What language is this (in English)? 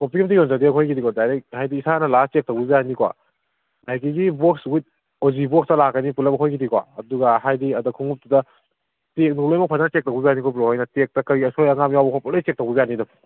Manipuri